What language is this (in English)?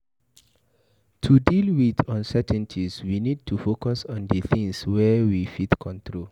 Nigerian Pidgin